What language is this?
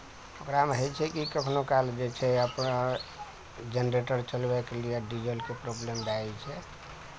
Maithili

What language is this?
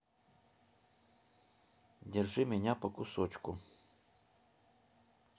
Russian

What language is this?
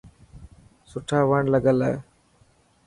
Dhatki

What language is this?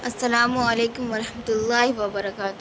Urdu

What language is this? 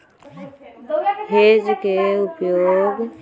Magahi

